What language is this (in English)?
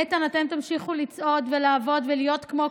Hebrew